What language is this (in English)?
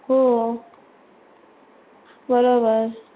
Marathi